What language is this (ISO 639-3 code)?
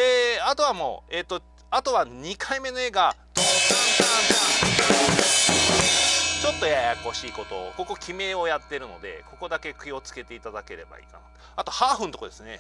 jpn